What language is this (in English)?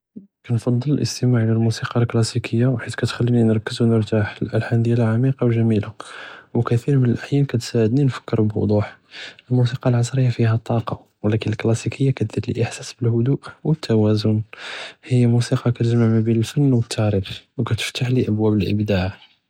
Judeo-Arabic